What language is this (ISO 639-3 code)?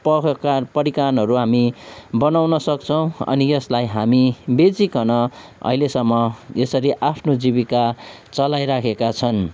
nep